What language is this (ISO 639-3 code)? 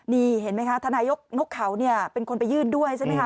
tha